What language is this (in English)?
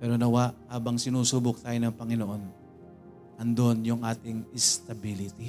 Filipino